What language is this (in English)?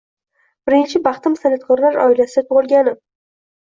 Uzbek